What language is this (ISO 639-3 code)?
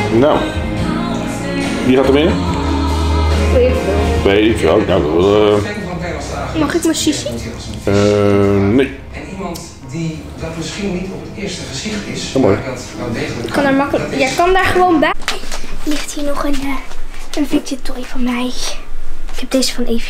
nld